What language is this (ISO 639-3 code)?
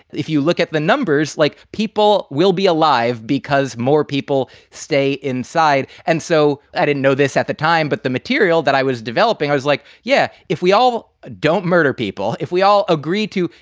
eng